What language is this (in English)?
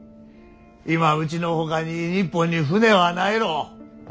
Japanese